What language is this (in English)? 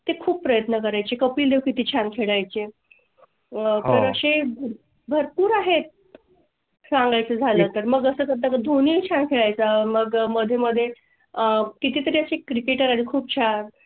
Marathi